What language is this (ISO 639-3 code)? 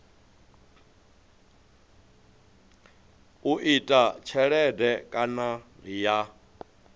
ven